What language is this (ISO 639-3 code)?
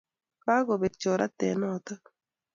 kln